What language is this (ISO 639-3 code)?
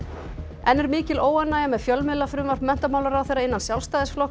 isl